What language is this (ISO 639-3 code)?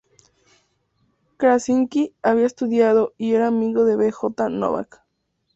spa